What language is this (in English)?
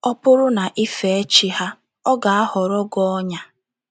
Igbo